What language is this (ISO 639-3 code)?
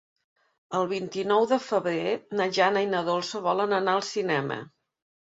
cat